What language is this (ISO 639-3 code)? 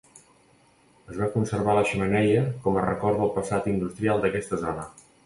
cat